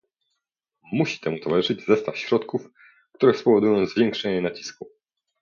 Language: Polish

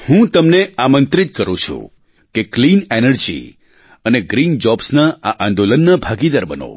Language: Gujarati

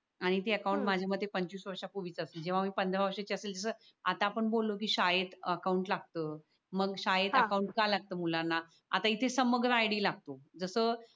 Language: Marathi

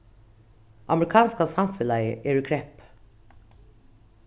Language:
Faroese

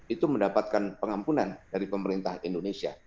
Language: Indonesian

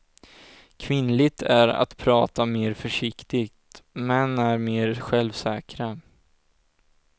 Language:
Swedish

